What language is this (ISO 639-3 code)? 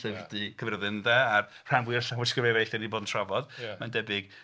cym